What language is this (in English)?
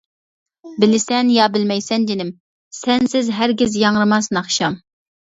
Uyghur